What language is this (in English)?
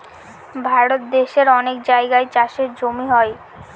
Bangla